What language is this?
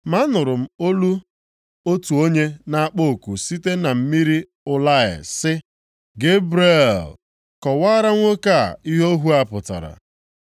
Igbo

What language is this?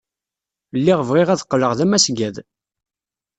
Kabyle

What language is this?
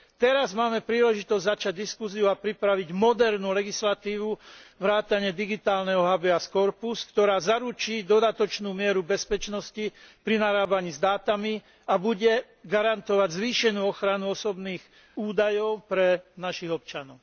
Slovak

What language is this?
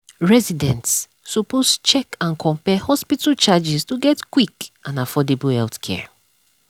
Nigerian Pidgin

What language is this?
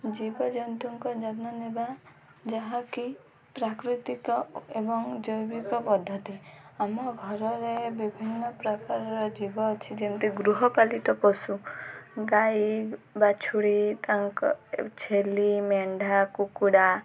Odia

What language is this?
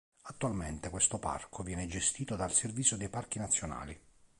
Italian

